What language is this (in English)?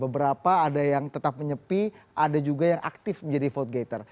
Indonesian